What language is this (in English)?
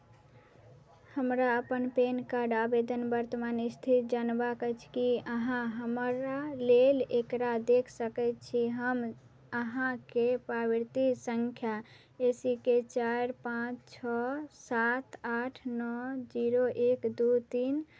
Maithili